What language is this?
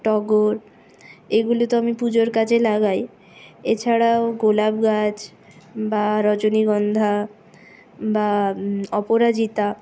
Bangla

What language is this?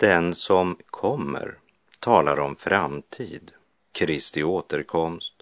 Swedish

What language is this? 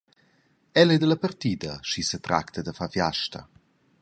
Romansh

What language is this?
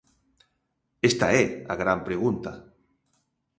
Galician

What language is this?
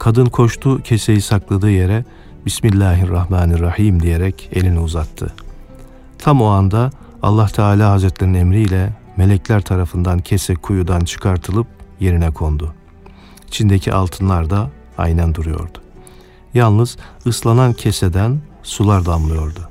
Turkish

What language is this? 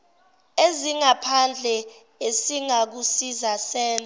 Zulu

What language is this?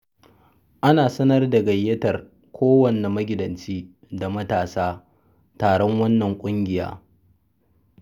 Hausa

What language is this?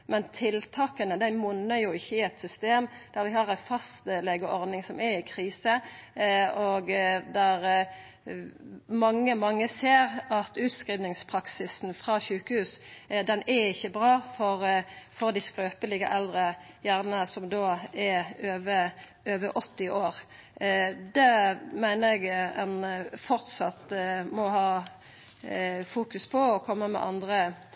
Norwegian Nynorsk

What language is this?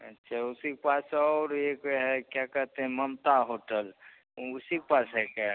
Hindi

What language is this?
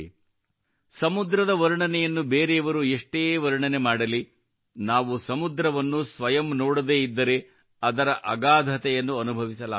Kannada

